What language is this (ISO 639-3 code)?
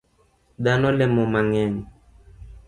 luo